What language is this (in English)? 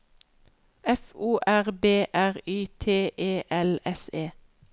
Norwegian